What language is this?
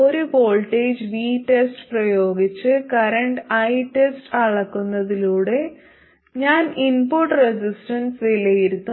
Malayalam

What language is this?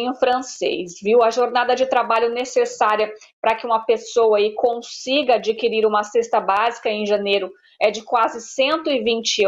Portuguese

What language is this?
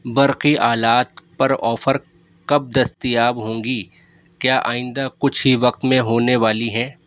Urdu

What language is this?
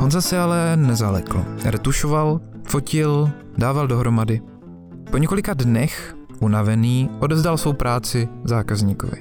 Czech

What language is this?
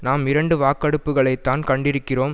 Tamil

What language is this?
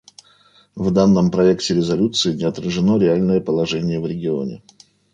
Russian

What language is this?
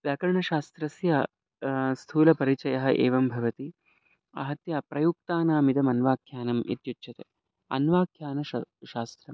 Sanskrit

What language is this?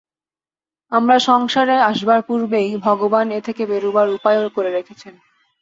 Bangla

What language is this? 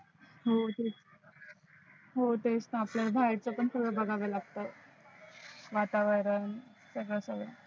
Marathi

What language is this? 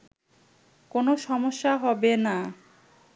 Bangla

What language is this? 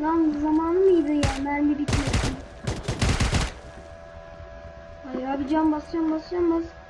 Turkish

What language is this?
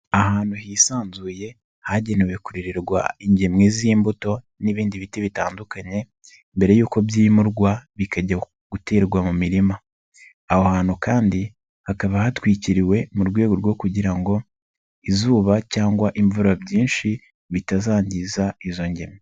Kinyarwanda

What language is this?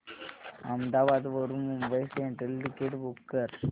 Marathi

